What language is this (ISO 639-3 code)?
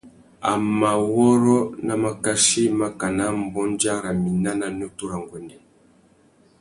bag